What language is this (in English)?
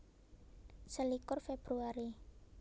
Javanese